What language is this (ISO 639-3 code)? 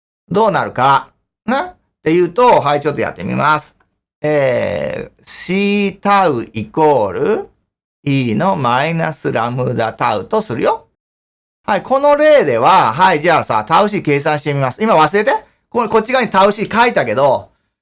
jpn